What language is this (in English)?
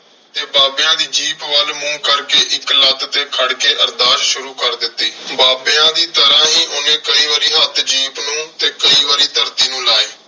Punjabi